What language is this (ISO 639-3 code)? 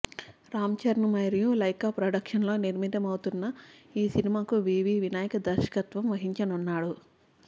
tel